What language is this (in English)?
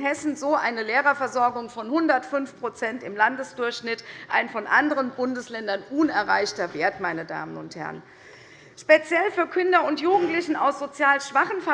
German